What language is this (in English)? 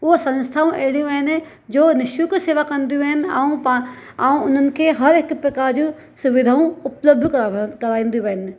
Sindhi